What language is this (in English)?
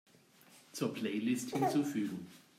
German